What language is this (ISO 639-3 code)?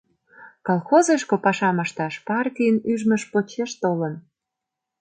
chm